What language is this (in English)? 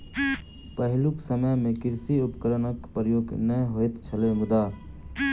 Maithili